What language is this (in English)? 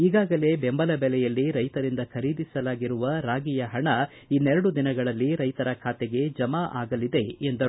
Kannada